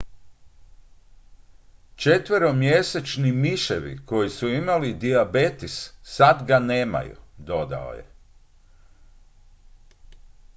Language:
Croatian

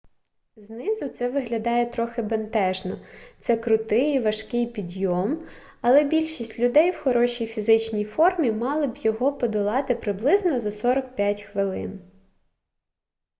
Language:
Ukrainian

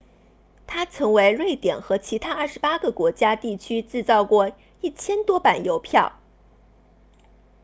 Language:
Chinese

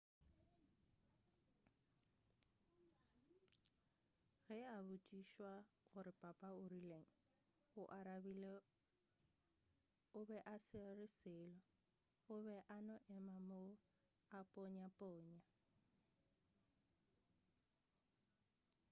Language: Northern Sotho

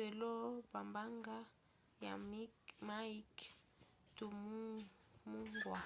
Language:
Lingala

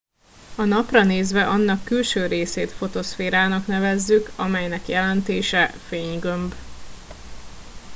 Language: Hungarian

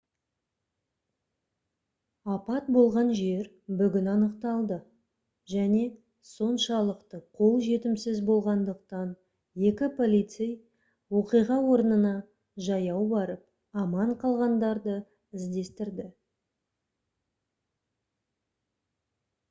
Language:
Kazakh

